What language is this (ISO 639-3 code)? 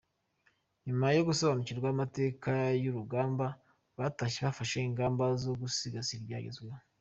kin